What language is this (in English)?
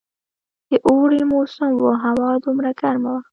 Pashto